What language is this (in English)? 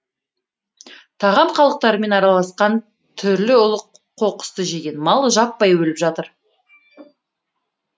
Kazakh